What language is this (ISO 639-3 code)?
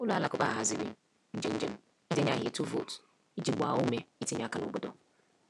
ibo